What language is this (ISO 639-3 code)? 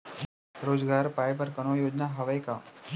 hne